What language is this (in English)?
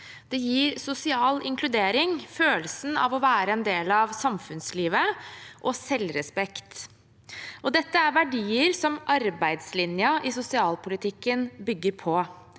Norwegian